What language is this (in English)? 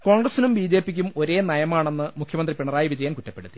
Malayalam